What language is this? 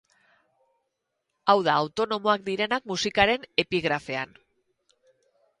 Basque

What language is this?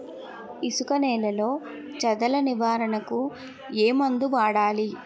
Telugu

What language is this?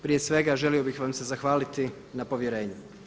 Croatian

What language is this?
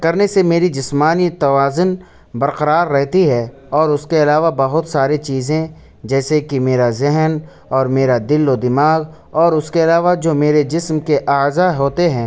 Urdu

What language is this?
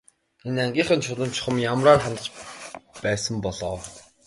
Mongolian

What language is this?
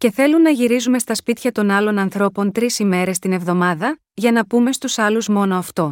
Greek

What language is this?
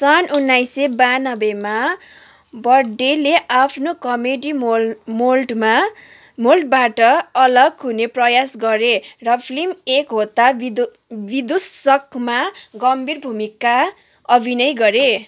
Nepali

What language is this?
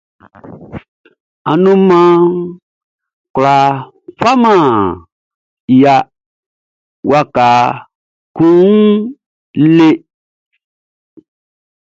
Baoulé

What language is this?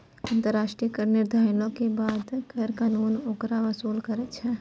Maithili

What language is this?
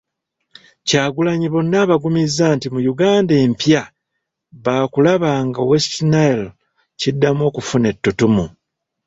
Ganda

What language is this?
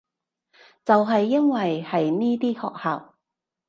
Cantonese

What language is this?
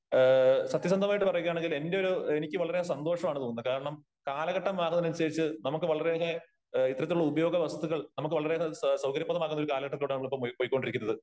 Malayalam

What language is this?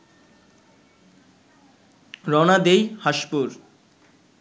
Bangla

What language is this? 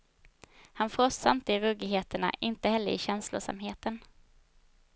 Swedish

